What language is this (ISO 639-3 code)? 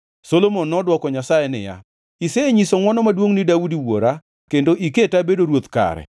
luo